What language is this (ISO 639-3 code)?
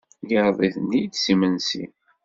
kab